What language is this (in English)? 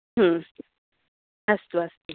Sanskrit